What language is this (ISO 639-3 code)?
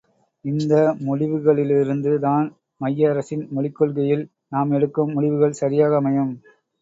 tam